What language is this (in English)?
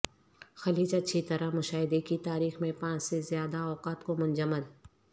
Urdu